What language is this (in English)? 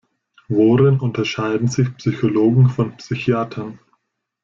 German